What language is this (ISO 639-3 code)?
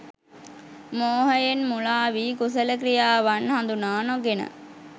sin